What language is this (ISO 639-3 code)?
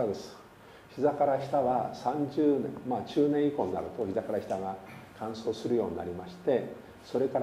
jpn